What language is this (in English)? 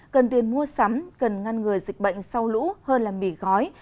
Vietnamese